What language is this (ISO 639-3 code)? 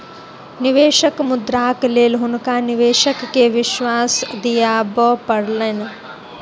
mai